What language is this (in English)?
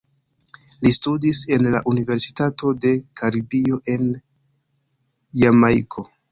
Esperanto